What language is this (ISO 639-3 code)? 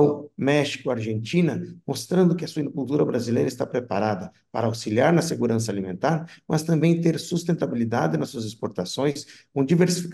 por